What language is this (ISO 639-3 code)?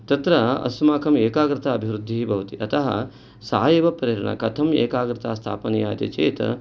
san